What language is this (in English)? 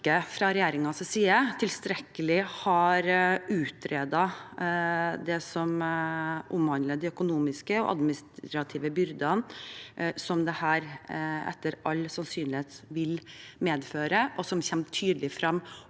Norwegian